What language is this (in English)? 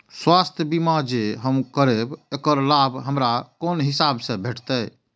Maithili